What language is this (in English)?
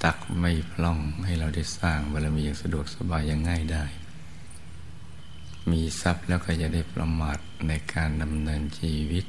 Thai